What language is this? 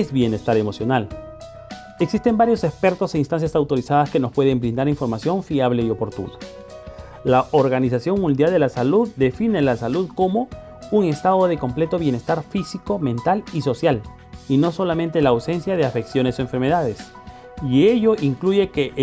Spanish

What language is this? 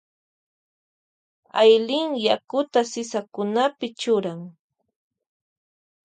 Loja Highland Quichua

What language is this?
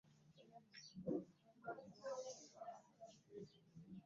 Ganda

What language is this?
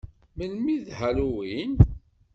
Kabyle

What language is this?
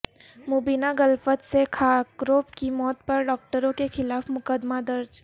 Urdu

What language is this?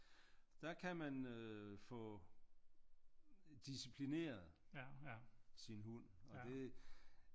Danish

